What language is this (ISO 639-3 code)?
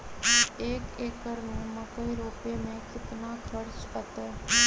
mag